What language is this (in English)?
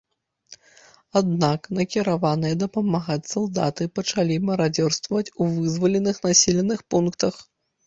Belarusian